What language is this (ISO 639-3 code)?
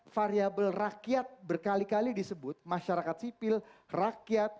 ind